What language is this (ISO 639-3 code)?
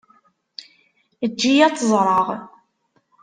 kab